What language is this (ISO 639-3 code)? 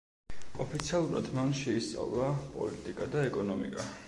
kat